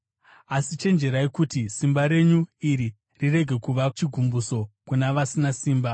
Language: Shona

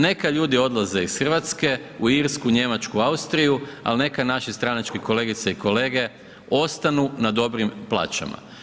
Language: Croatian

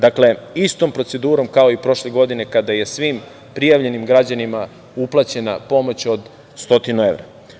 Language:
Serbian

